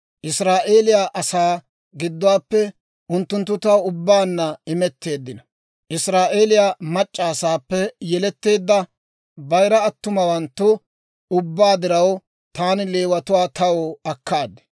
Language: Dawro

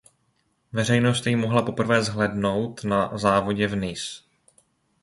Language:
Czech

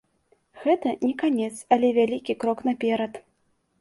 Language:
Belarusian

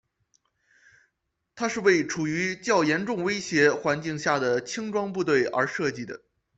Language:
Chinese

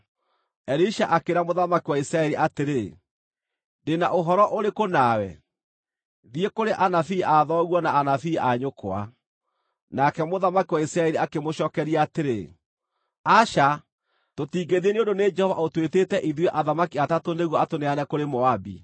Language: Kikuyu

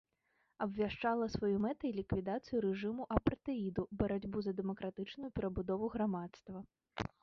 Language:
Belarusian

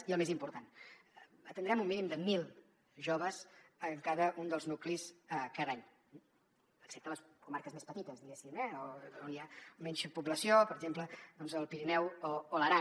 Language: Catalan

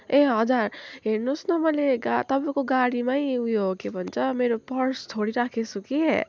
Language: Nepali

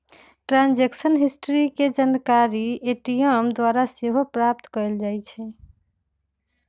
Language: Magahi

